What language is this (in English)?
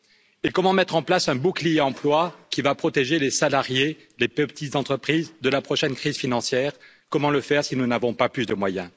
French